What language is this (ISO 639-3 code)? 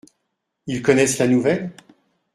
fra